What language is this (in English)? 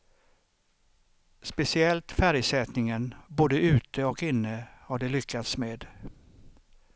Swedish